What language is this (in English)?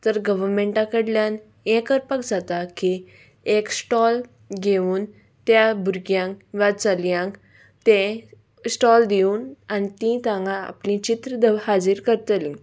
Konkani